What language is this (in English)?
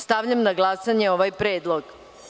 Serbian